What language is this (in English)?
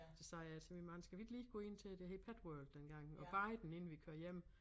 Danish